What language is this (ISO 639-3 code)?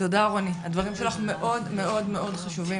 heb